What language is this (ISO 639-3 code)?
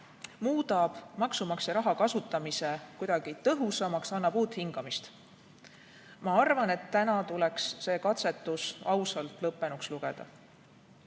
est